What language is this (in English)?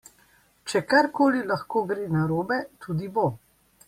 Slovenian